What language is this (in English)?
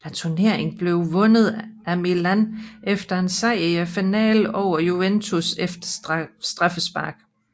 Danish